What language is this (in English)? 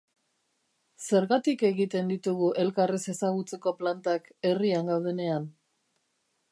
Basque